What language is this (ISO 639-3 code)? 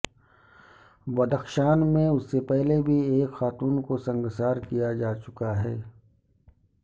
urd